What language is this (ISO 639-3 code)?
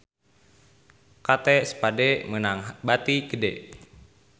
sun